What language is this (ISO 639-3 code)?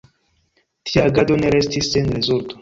epo